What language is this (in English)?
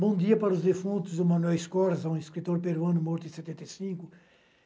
Portuguese